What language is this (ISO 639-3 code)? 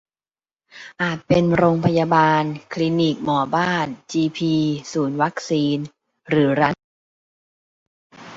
tha